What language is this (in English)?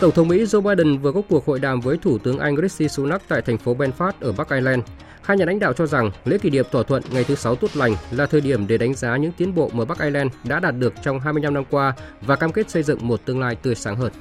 Vietnamese